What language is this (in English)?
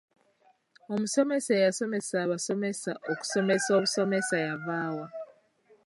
Ganda